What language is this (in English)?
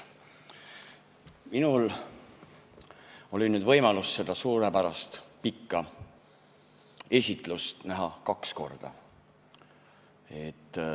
Estonian